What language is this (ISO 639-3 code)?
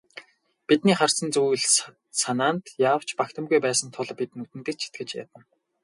mon